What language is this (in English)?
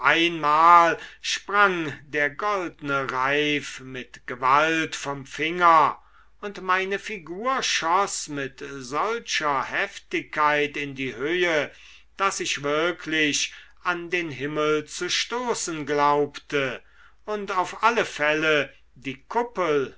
German